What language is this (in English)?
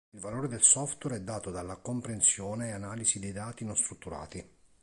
Italian